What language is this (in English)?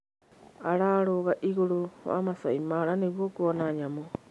Kikuyu